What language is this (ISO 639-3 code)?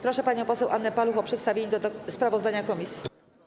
pol